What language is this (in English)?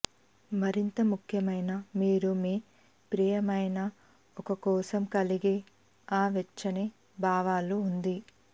Telugu